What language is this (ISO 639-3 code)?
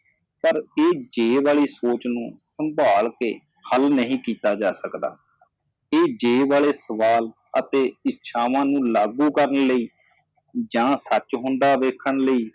pan